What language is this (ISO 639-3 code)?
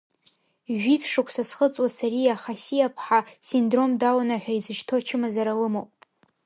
abk